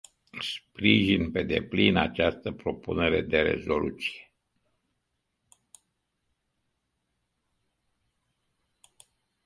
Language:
Romanian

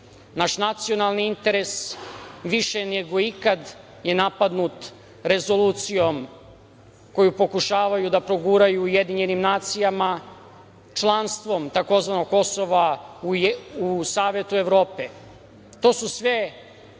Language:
Serbian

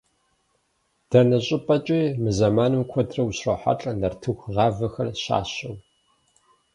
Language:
Kabardian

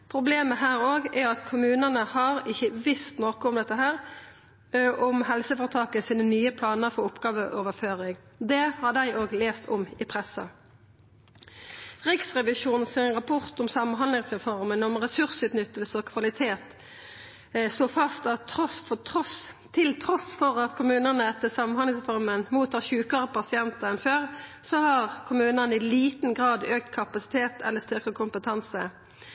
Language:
Norwegian Nynorsk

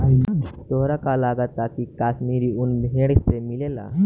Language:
Bhojpuri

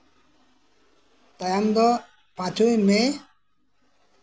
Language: Santali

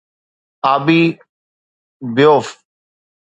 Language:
Sindhi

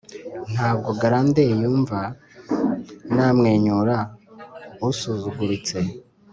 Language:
Kinyarwanda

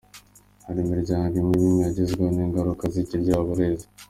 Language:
Kinyarwanda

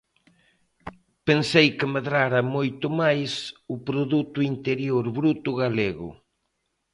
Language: Galician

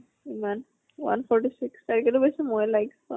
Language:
Assamese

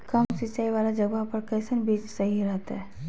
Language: Magahi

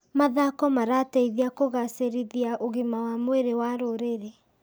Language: Kikuyu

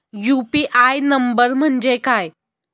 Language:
Marathi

